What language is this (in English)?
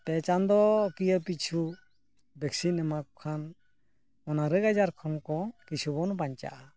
Santali